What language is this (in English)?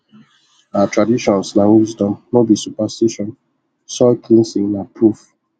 Nigerian Pidgin